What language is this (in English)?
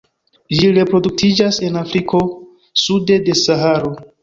Esperanto